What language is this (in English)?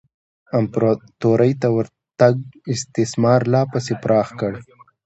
Pashto